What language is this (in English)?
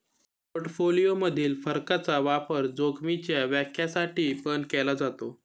Marathi